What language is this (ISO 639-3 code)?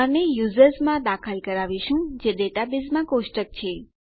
guj